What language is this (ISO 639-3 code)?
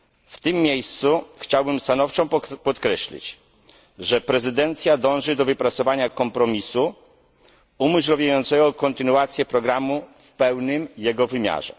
pol